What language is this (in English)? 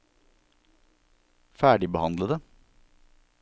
Norwegian